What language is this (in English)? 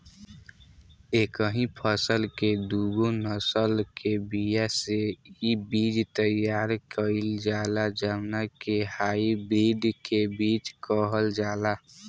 Bhojpuri